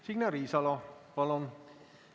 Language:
Estonian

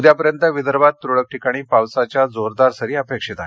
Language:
Marathi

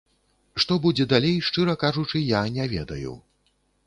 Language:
Belarusian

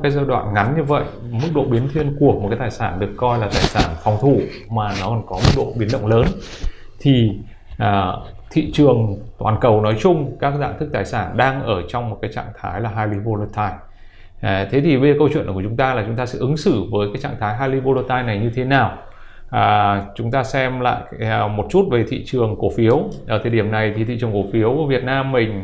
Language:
Vietnamese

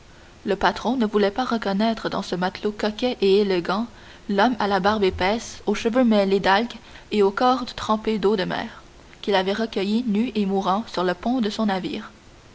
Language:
French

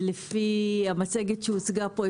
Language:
Hebrew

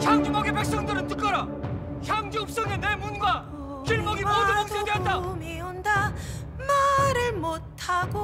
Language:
Korean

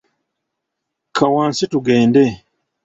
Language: Ganda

